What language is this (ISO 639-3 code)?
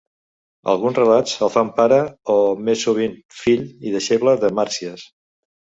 cat